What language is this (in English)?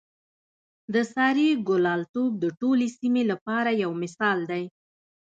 Pashto